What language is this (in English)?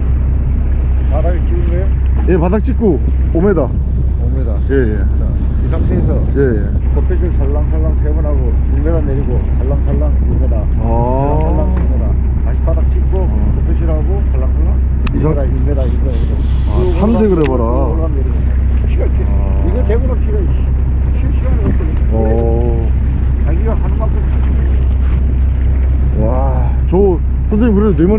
Korean